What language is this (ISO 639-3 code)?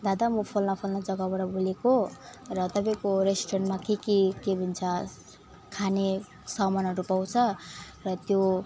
nep